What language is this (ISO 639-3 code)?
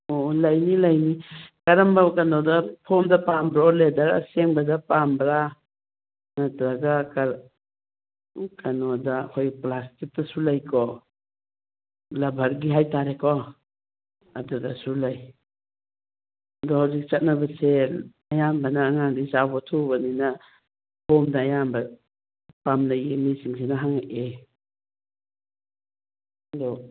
mni